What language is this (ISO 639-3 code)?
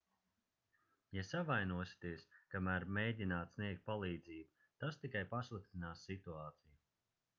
lav